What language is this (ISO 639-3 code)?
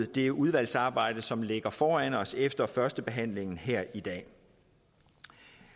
dan